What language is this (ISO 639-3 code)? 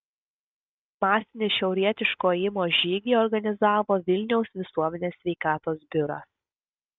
lit